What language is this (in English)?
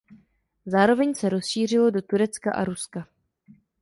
Czech